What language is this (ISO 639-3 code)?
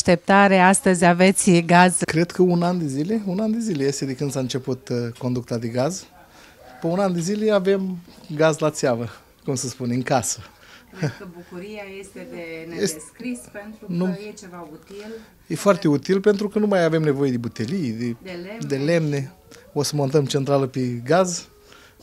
ron